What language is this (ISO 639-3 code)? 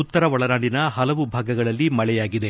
kan